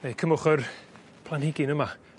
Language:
Welsh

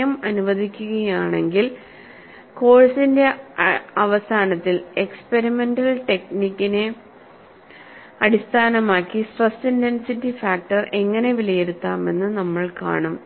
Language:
Malayalam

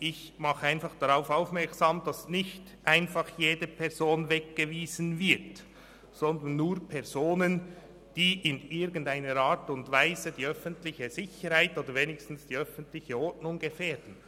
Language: Swiss German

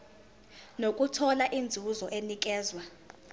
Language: Zulu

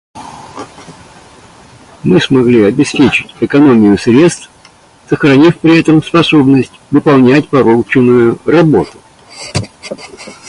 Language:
Russian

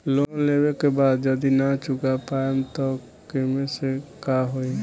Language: Bhojpuri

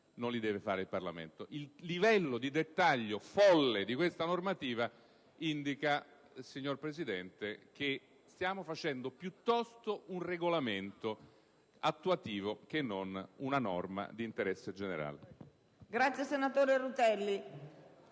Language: Italian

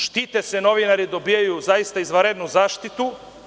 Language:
Serbian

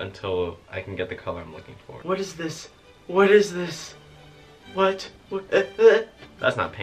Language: English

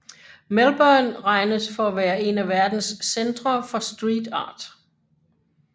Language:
Danish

